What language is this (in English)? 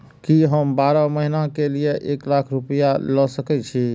Maithili